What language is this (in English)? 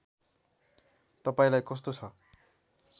Nepali